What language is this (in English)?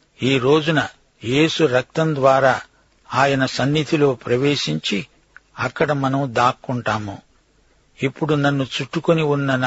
Telugu